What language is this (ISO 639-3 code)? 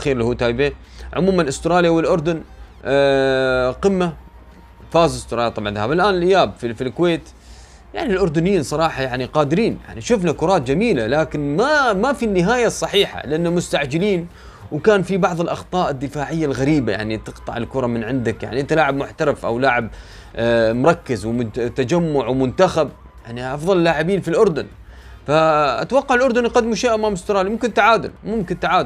ara